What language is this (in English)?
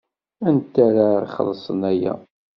Kabyle